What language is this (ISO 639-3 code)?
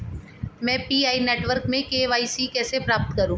hin